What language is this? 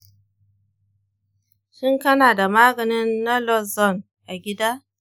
Hausa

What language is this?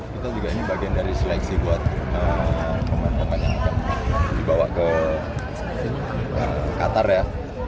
Indonesian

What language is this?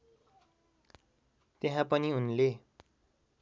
Nepali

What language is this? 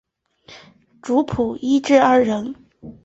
Chinese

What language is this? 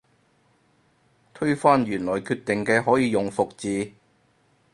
Cantonese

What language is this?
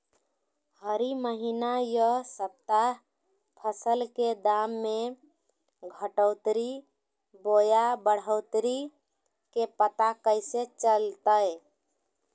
Magahi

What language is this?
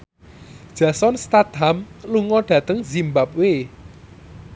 Javanese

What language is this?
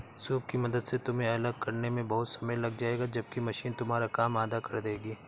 Hindi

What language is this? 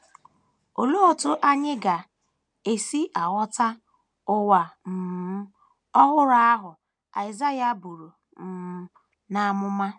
Igbo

